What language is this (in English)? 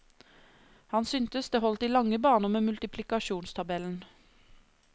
Norwegian